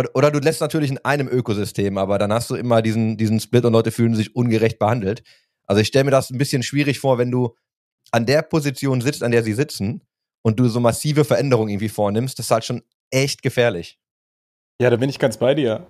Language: German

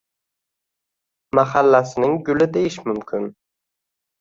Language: Uzbek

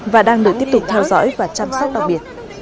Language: Vietnamese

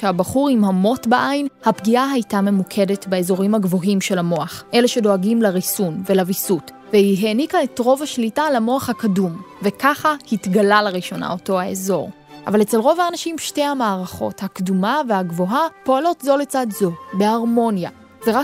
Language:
Hebrew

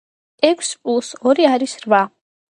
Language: Georgian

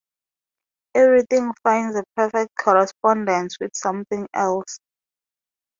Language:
English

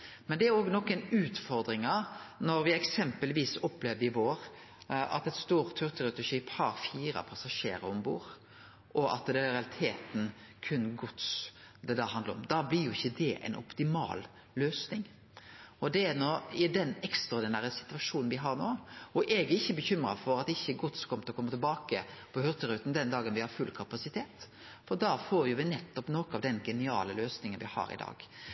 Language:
Norwegian Nynorsk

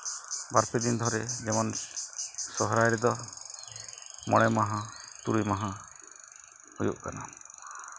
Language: Santali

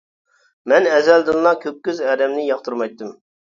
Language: Uyghur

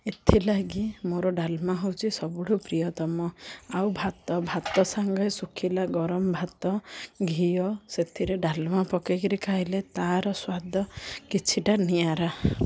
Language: Odia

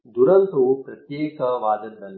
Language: Kannada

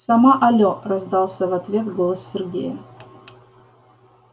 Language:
Russian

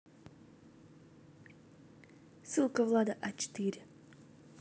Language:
Russian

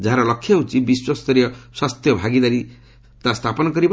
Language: Odia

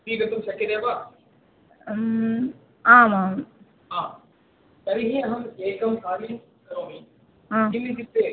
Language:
Sanskrit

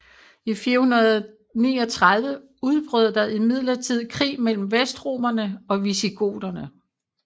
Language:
Danish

